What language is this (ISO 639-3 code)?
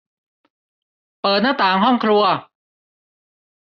tha